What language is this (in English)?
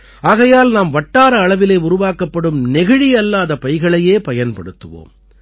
Tamil